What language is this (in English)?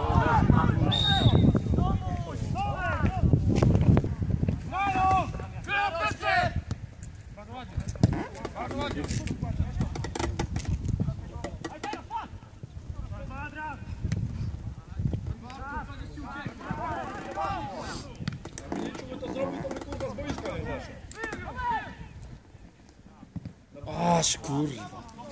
Polish